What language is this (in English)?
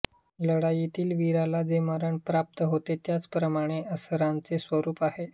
Marathi